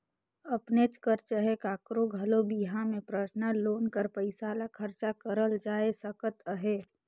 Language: Chhattisgarhi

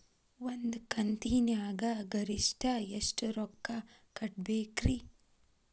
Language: Kannada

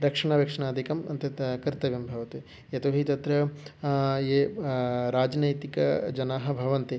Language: Sanskrit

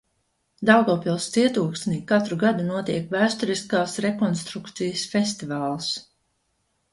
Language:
Latvian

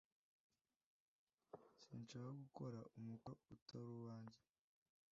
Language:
Kinyarwanda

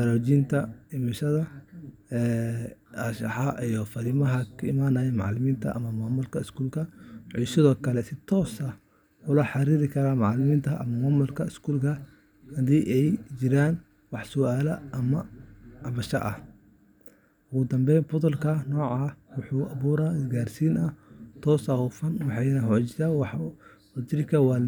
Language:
Somali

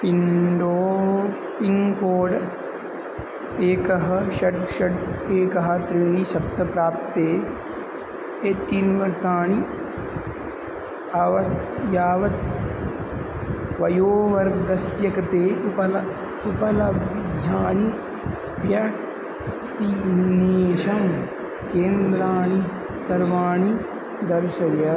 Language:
Sanskrit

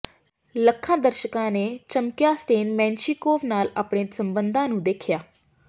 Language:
Punjabi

